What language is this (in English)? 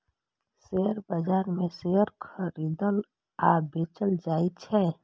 Maithili